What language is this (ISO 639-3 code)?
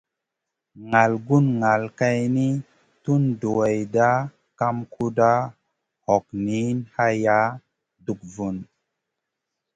mcn